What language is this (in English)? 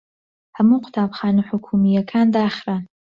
Central Kurdish